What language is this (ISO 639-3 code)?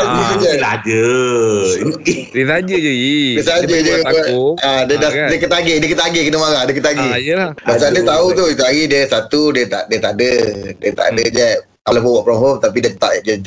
msa